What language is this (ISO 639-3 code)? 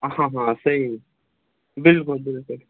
kas